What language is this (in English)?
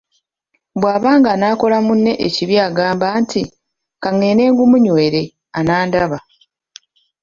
Ganda